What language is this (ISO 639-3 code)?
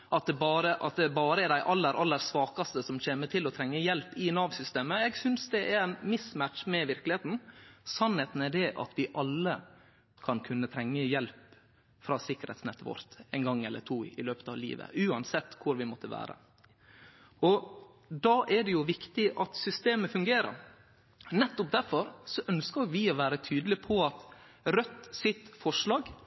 nno